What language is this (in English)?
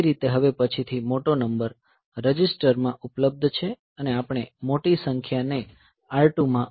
Gujarati